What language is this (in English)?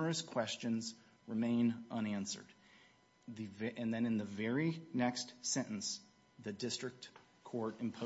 English